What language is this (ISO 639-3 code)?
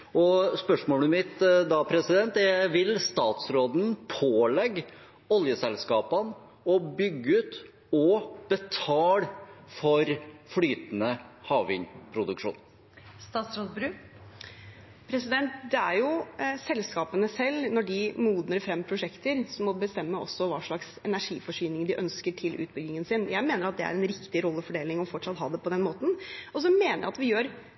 nob